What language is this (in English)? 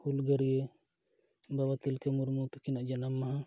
Santali